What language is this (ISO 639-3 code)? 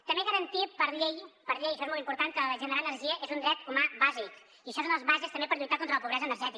cat